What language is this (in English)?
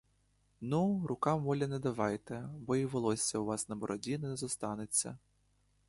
Ukrainian